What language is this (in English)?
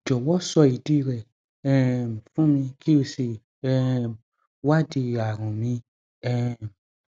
Yoruba